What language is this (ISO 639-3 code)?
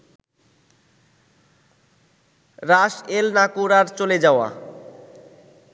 ben